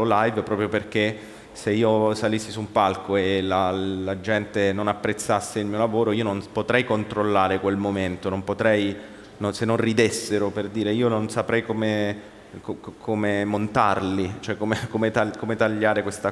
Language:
Italian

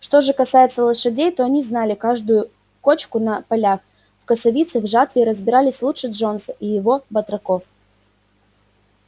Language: Russian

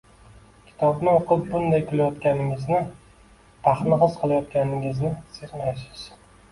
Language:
Uzbek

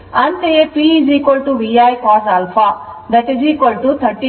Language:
Kannada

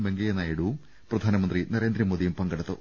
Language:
Malayalam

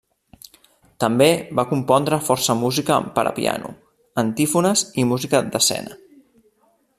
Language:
Catalan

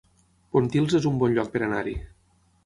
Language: Catalan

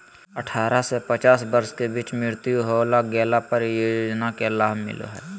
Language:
Magahi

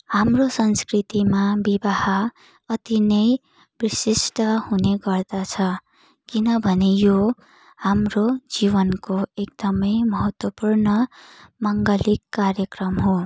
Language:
Nepali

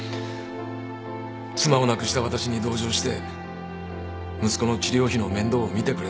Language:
Japanese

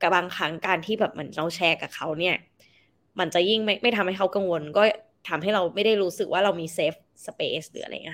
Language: Thai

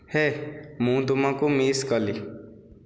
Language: Odia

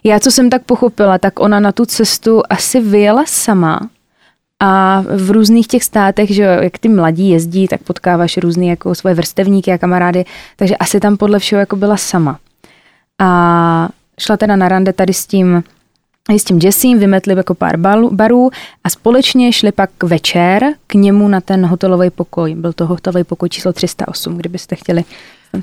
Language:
Czech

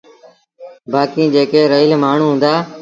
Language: Sindhi Bhil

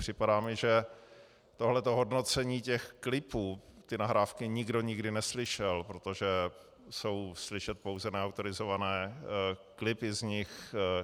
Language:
Czech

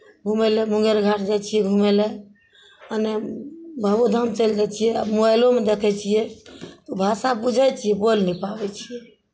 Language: Maithili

